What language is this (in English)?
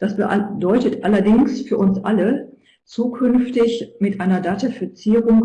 German